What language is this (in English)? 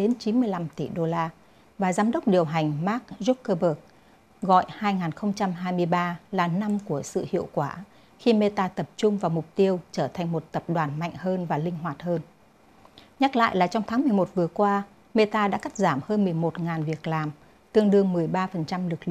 Vietnamese